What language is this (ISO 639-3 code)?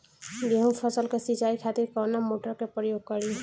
bho